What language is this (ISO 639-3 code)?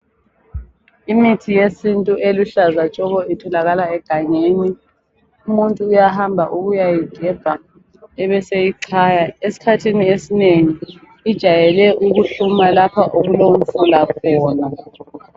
nde